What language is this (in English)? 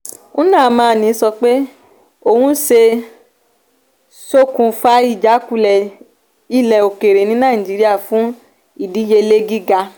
Yoruba